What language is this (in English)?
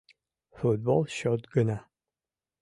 Mari